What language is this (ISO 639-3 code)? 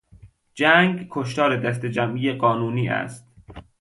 fas